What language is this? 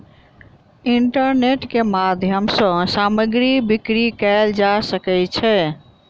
Maithili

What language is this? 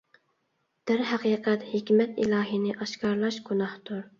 Uyghur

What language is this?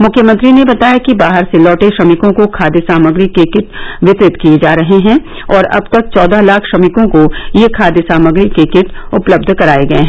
Hindi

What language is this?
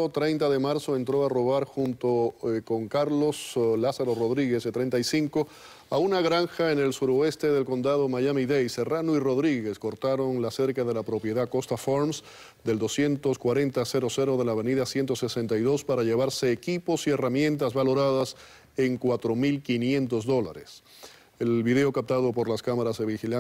Spanish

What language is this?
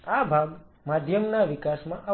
Gujarati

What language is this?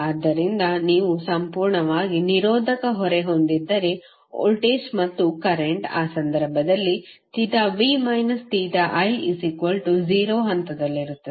Kannada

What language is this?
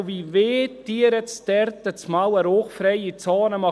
Swiss German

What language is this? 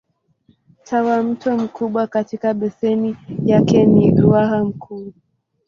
Swahili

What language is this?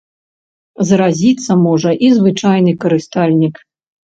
Belarusian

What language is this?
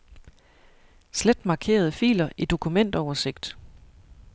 Danish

